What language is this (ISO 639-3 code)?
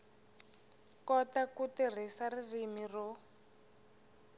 tso